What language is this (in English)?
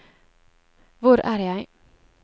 Norwegian